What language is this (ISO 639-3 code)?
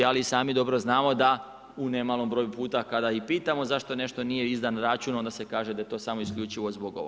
hrv